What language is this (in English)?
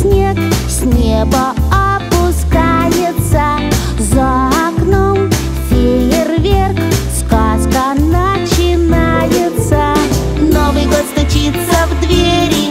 Russian